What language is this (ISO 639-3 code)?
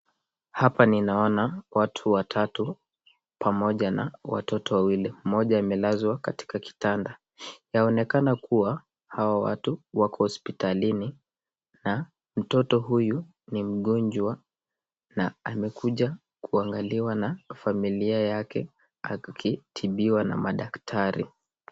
swa